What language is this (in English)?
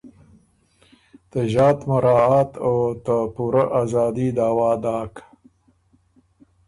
Ormuri